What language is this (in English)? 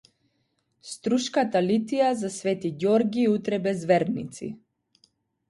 Macedonian